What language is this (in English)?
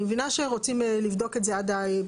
Hebrew